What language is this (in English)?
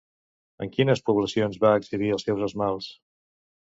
Catalan